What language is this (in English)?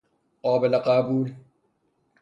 Persian